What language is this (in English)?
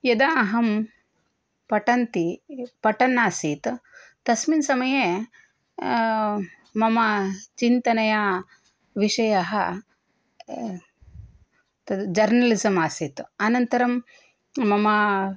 Sanskrit